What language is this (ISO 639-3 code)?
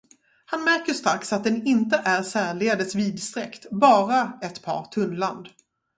swe